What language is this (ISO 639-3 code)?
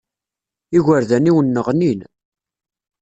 kab